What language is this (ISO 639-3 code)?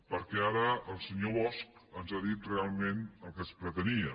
cat